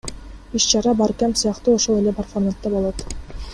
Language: Kyrgyz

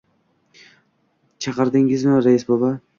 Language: Uzbek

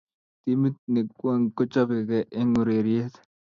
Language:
Kalenjin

